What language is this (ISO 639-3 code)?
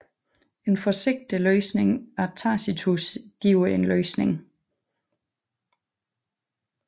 dan